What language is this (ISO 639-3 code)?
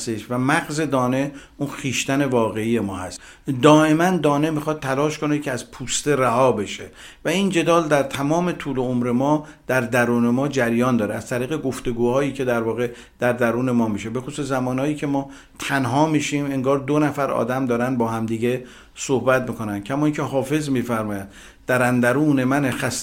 fas